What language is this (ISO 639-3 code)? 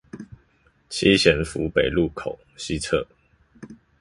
zho